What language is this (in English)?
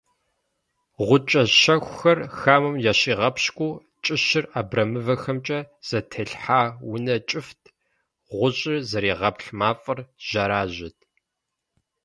Kabardian